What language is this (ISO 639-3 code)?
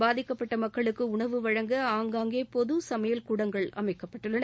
tam